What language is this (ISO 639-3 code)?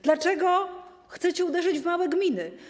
pol